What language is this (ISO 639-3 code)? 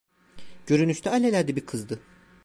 tur